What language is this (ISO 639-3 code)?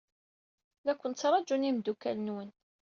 kab